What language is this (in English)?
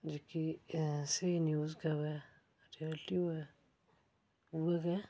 Dogri